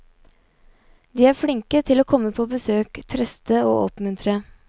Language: Norwegian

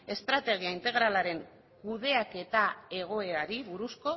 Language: Basque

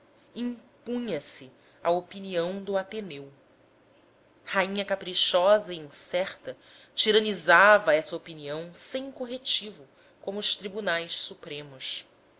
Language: Portuguese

